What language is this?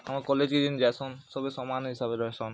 Odia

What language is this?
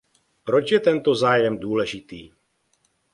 Czech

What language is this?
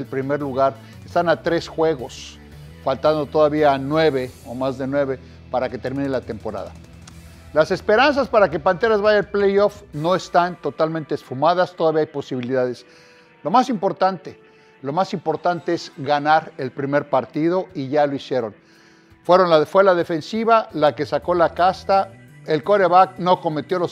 Spanish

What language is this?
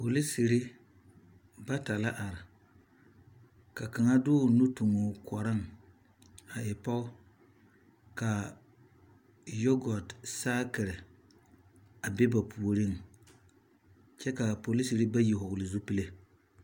Southern Dagaare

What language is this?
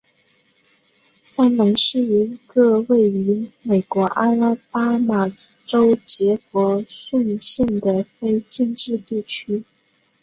Chinese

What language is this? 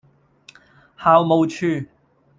Cantonese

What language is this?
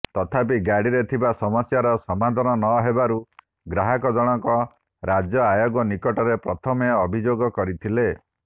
Odia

